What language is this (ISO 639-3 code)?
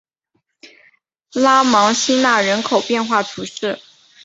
zho